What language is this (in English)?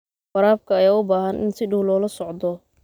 Somali